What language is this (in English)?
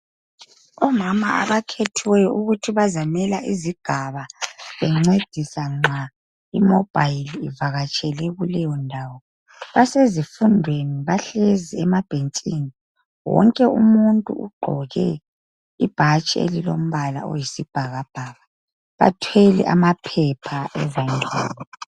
North Ndebele